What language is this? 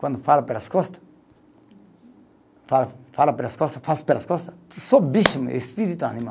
Portuguese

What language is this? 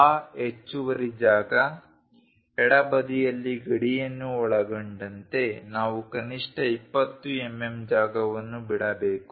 Kannada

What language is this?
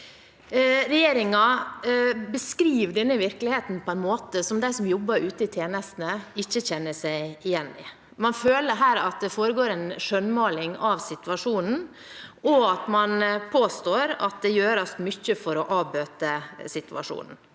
Norwegian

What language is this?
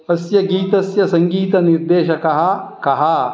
Sanskrit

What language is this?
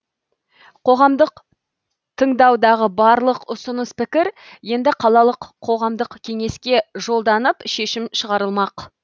Kazakh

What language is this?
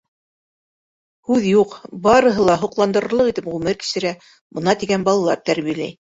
Bashkir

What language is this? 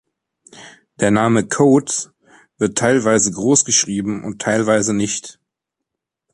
German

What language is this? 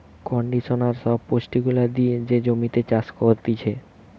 Bangla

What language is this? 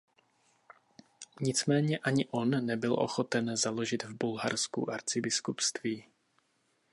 Czech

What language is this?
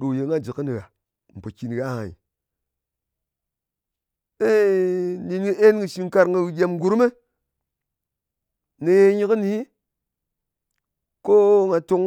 Ngas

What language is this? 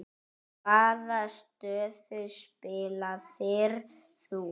Icelandic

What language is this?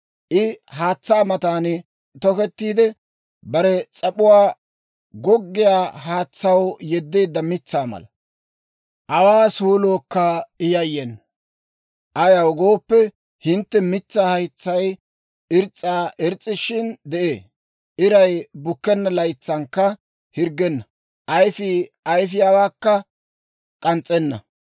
Dawro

